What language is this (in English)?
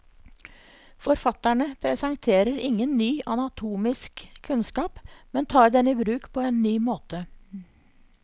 Norwegian